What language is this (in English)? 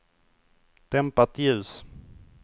Swedish